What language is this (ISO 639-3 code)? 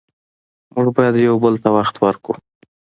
pus